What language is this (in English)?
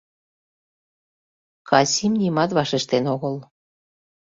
Mari